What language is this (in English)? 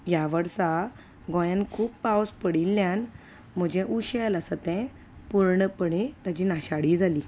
Konkani